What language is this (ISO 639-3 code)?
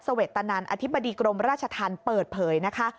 tha